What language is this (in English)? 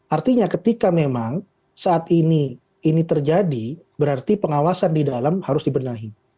Indonesian